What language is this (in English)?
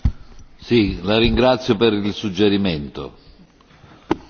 Italian